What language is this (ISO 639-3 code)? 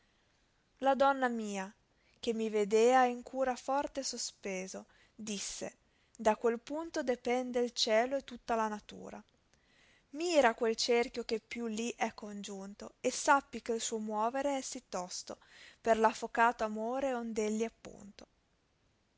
ita